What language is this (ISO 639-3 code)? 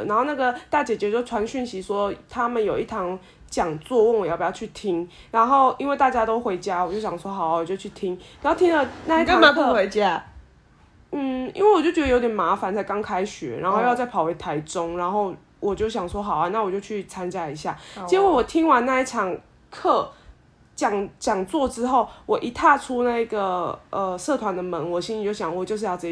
zho